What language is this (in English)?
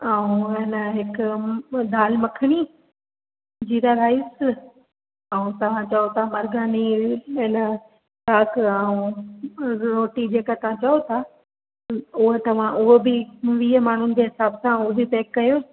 Sindhi